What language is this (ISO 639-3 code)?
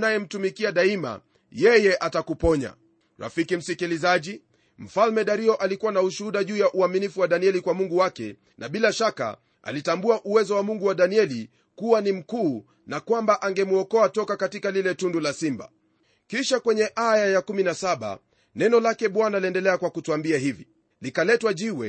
swa